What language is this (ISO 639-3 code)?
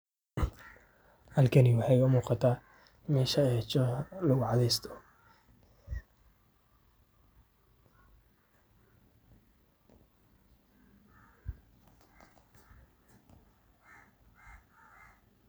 som